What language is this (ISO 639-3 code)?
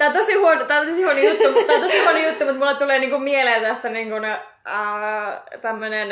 fin